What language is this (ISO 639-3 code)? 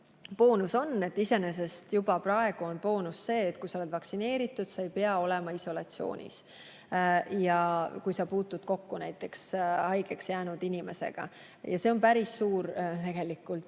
est